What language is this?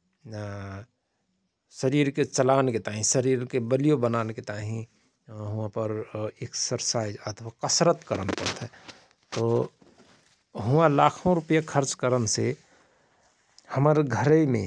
Rana Tharu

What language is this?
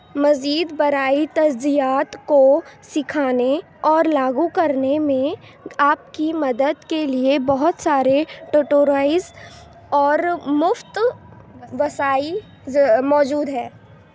Urdu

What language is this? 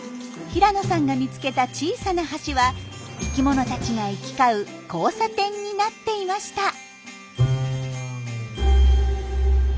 Japanese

